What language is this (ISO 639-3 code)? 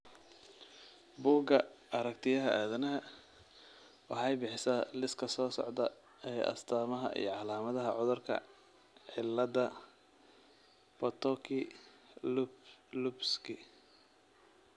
som